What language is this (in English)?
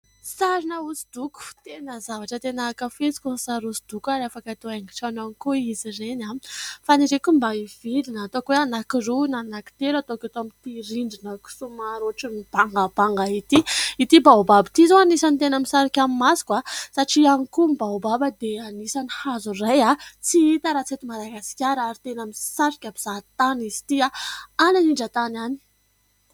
Malagasy